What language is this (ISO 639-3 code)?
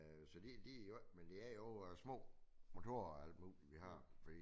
dan